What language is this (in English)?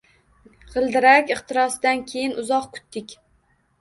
Uzbek